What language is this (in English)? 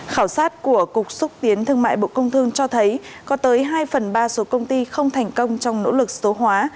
Vietnamese